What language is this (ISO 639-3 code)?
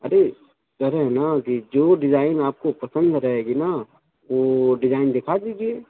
urd